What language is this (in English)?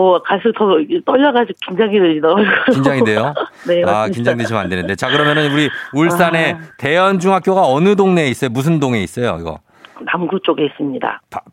Korean